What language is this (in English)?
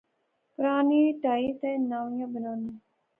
Pahari-Potwari